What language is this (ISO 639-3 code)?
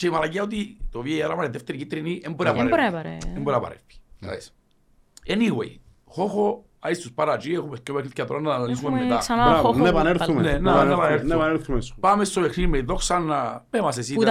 ell